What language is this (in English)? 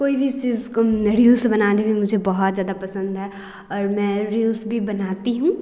Hindi